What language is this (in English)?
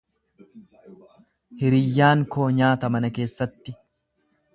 Oromo